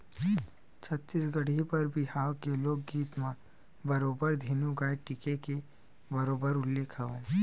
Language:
Chhattisgarhi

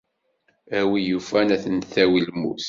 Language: Kabyle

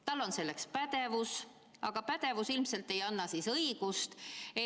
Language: Estonian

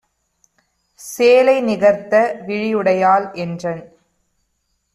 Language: Tamil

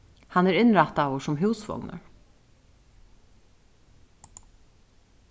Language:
Faroese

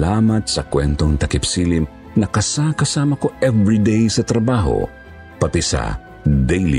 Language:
Filipino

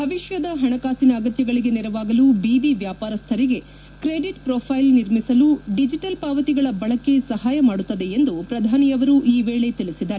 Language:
Kannada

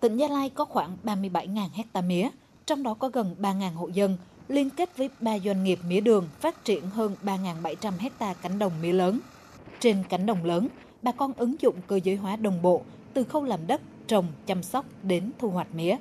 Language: Vietnamese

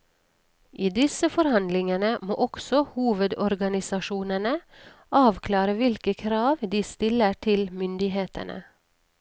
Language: Norwegian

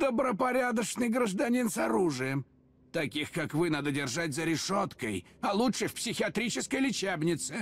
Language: Russian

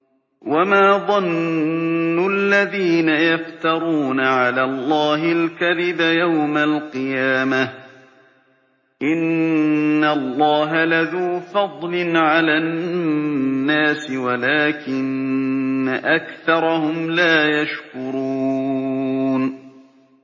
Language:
Arabic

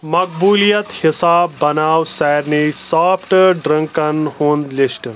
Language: Kashmiri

